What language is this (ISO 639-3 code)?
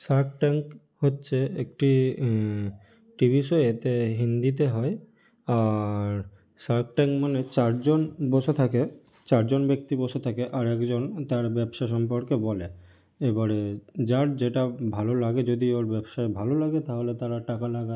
ben